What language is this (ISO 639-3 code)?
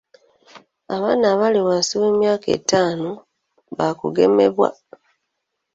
lug